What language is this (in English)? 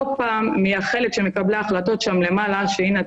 Hebrew